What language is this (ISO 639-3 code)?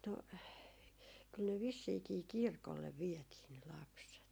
fin